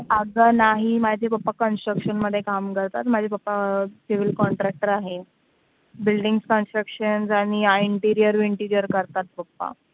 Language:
Marathi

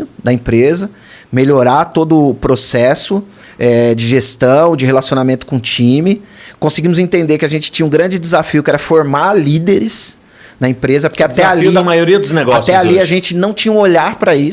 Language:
Portuguese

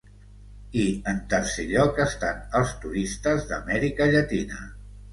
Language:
Catalan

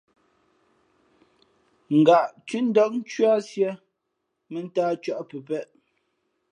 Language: Fe'fe'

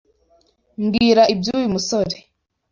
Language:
Kinyarwanda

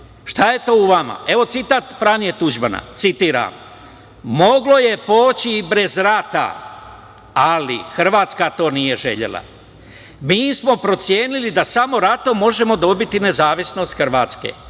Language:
Serbian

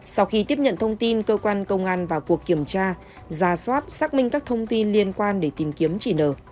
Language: Vietnamese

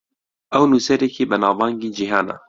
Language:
Central Kurdish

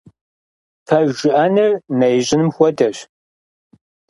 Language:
Kabardian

